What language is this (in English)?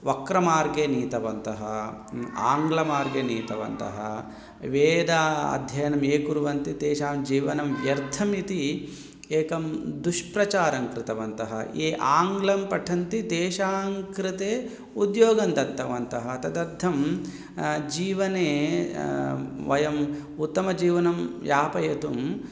Sanskrit